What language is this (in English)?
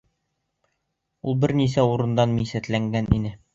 Bashkir